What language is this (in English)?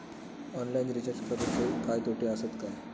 Marathi